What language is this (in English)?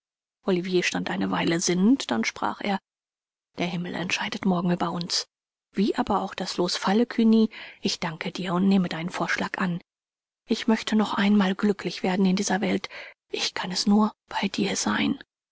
German